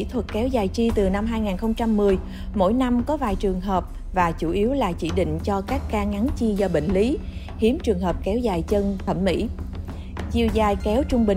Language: Vietnamese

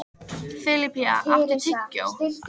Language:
Icelandic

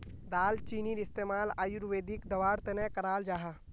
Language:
Magahi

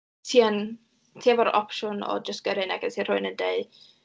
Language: Welsh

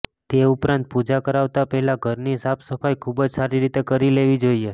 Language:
Gujarati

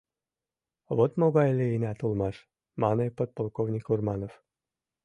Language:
Mari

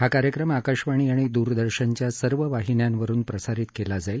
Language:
Marathi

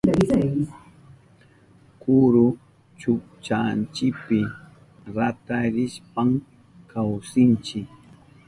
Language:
Southern Pastaza Quechua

